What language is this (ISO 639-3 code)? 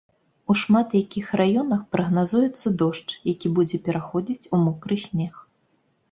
bel